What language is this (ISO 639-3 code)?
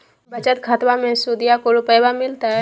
mag